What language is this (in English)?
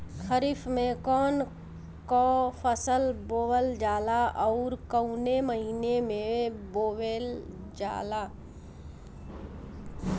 Bhojpuri